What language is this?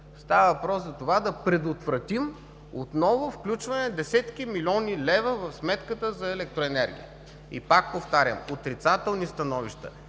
Bulgarian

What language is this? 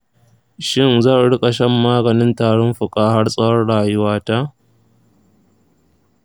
Hausa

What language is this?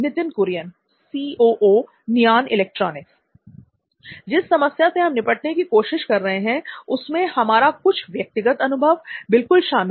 Hindi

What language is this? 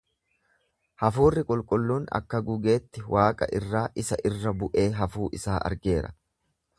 Oromo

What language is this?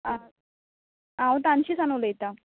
Konkani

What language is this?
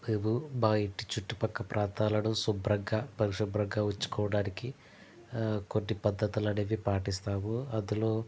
Telugu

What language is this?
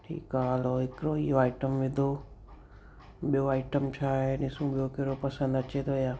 Sindhi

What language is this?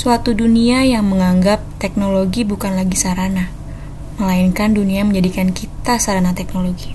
Indonesian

